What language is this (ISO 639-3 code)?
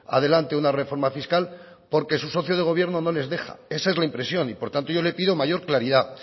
spa